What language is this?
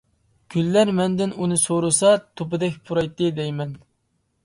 Uyghur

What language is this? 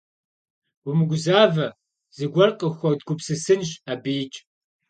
Kabardian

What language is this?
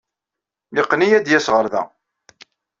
Kabyle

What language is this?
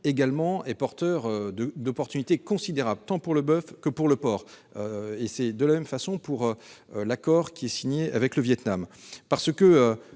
French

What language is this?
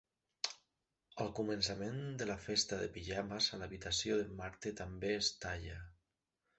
Catalan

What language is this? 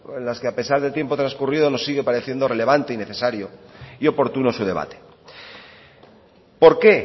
Spanish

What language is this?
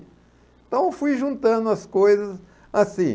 Portuguese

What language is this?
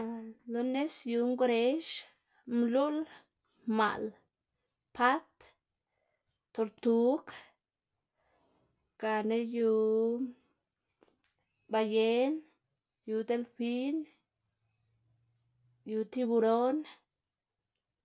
Xanaguía Zapotec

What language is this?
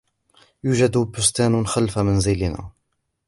Arabic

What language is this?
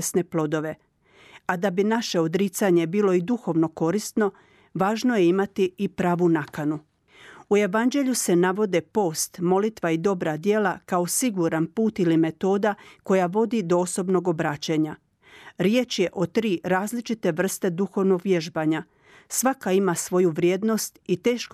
Croatian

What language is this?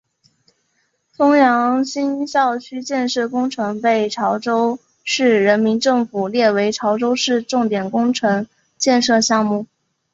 Chinese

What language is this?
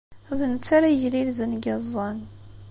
Kabyle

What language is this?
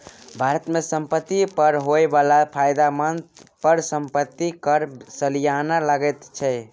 Maithili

